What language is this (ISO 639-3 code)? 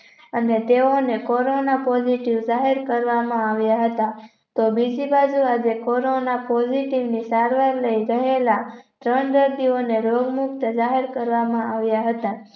guj